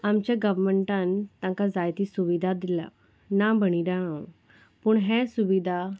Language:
Konkani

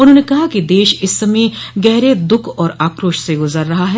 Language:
Hindi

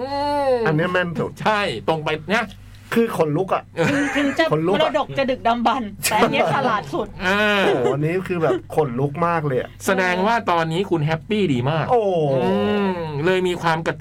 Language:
Thai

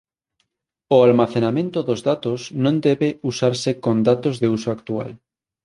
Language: Galician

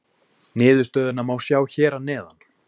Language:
Icelandic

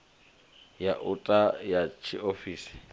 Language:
Venda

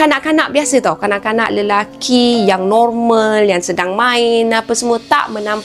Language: Malay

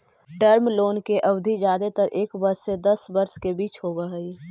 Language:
Magahi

